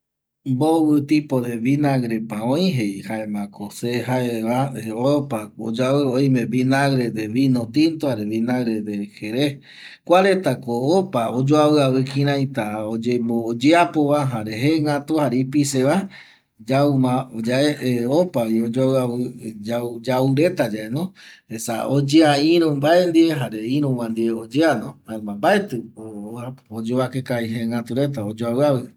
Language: Eastern Bolivian Guaraní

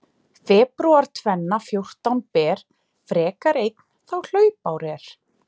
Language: Icelandic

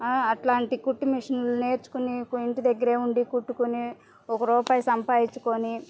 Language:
Telugu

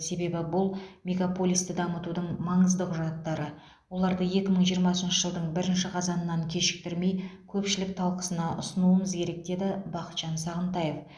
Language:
Kazakh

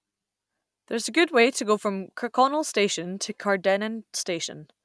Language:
English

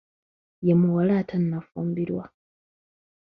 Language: Ganda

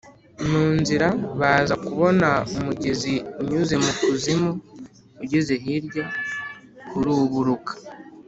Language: Kinyarwanda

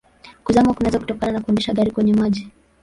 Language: Swahili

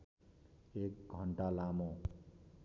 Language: Nepali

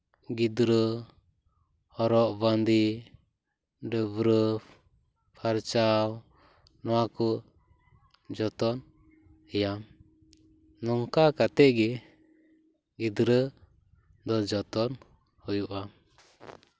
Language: Santali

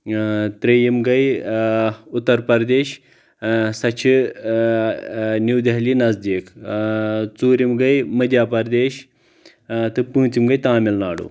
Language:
Kashmiri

